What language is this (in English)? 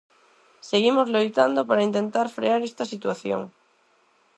Galician